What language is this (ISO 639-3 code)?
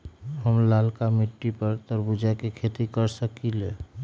mag